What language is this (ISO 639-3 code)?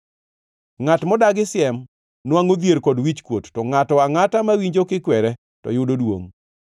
luo